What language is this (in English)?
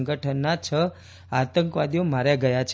Gujarati